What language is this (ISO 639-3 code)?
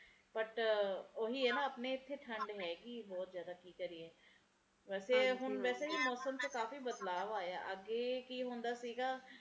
pan